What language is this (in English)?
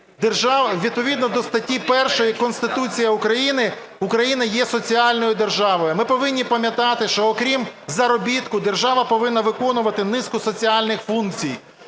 Ukrainian